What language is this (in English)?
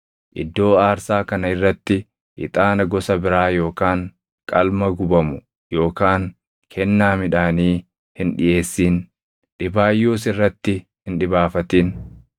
Oromo